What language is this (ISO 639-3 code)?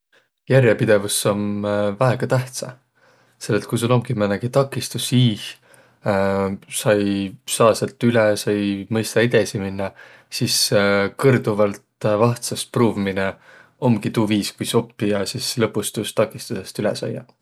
vro